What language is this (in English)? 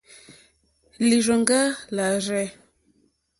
Mokpwe